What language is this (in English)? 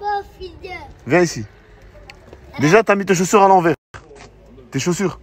French